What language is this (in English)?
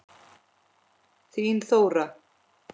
Icelandic